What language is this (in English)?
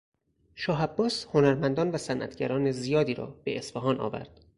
Persian